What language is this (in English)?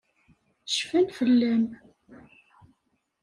Kabyle